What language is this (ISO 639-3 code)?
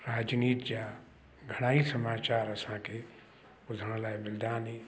snd